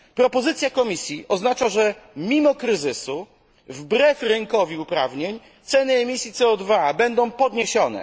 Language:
Polish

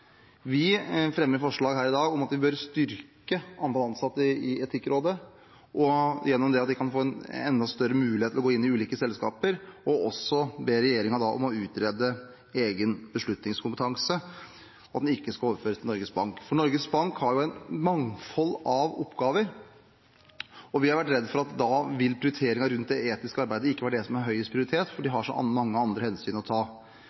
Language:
Norwegian Bokmål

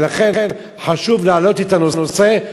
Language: Hebrew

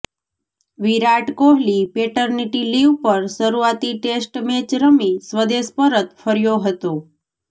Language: Gujarati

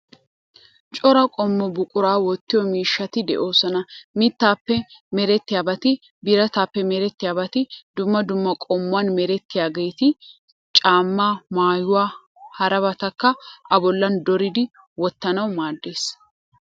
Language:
Wolaytta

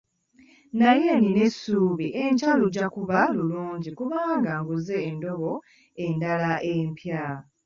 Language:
Ganda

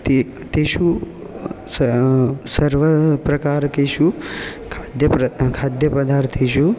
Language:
Sanskrit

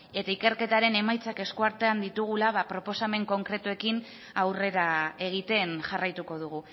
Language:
Basque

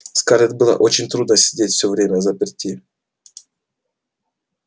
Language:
Russian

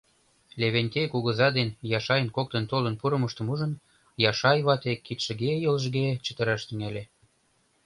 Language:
Mari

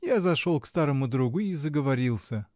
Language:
Russian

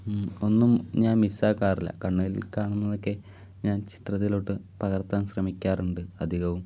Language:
Malayalam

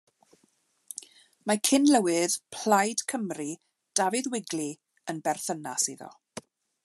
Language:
Welsh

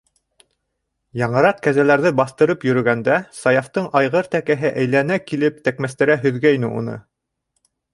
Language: Bashkir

